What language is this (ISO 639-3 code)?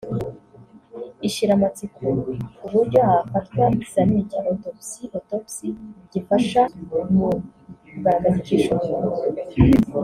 kin